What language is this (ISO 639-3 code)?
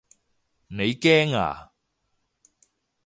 yue